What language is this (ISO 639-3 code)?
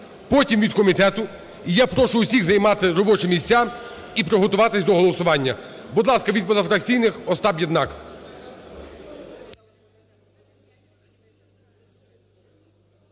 ukr